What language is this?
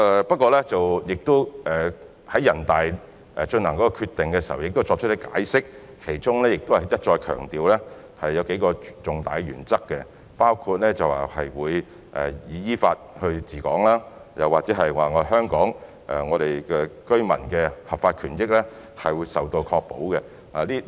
Cantonese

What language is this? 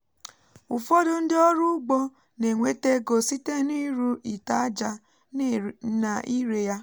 Igbo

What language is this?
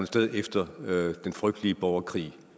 Danish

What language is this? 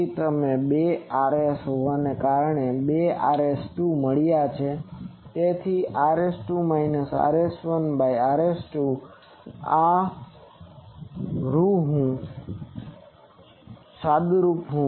Gujarati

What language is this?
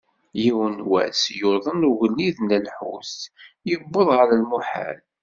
Kabyle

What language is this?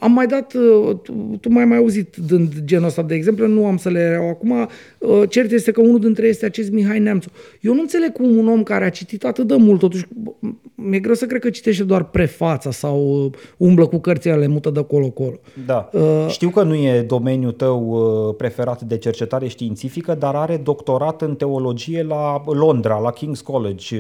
Romanian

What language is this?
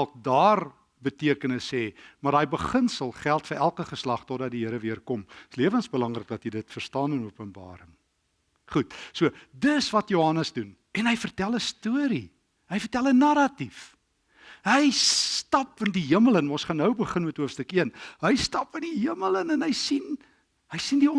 Dutch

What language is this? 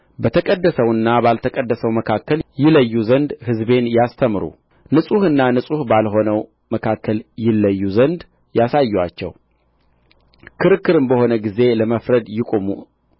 Amharic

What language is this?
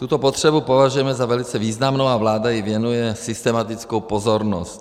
Czech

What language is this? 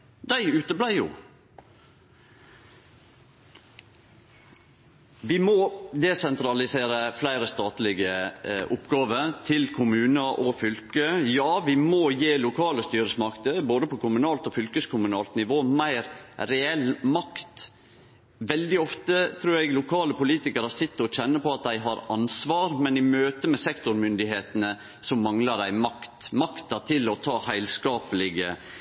Norwegian Nynorsk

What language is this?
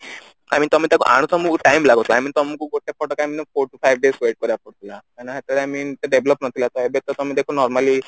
Odia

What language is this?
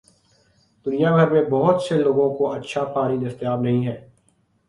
Urdu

